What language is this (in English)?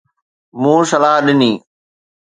Sindhi